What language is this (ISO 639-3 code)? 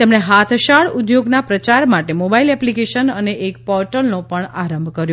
guj